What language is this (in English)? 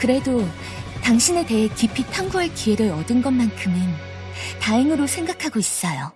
Korean